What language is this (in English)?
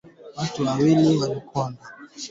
Swahili